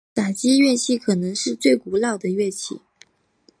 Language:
Chinese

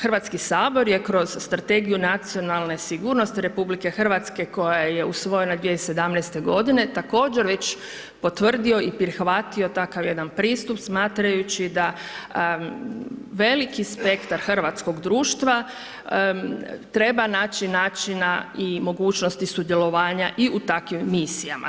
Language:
Croatian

